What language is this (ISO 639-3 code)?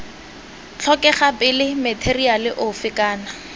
tsn